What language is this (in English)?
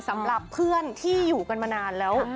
Thai